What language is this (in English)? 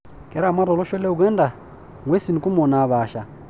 Masai